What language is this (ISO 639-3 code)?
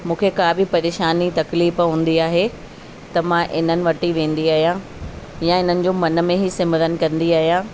snd